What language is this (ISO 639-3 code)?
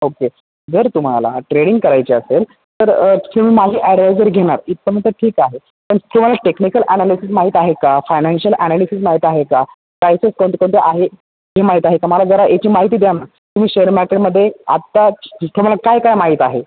mar